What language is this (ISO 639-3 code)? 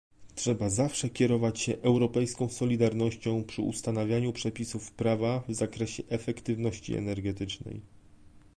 pol